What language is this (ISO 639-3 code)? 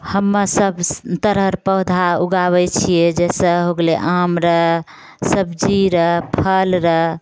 mai